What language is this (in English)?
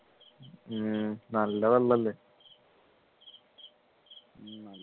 Malayalam